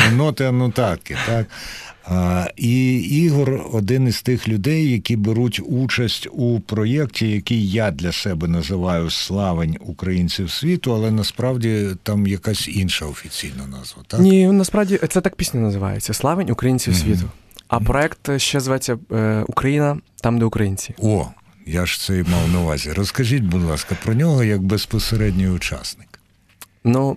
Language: Ukrainian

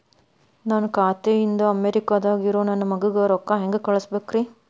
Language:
Kannada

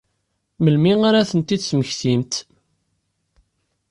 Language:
Kabyle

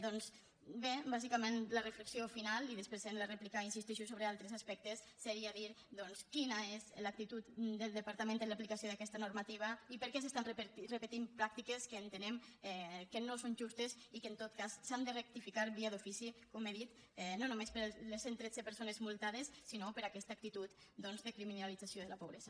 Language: Catalan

